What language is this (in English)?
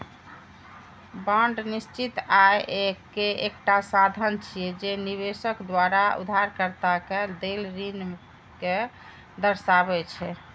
Maithili